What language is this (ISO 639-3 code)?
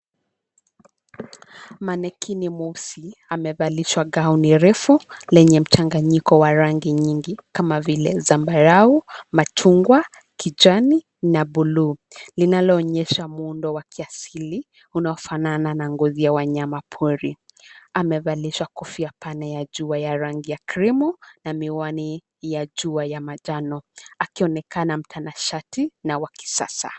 swa